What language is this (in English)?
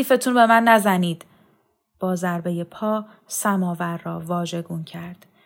Persian